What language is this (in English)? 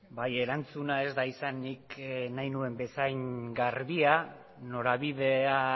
Basque